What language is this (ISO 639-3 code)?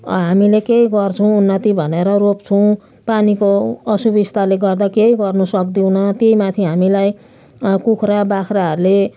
nep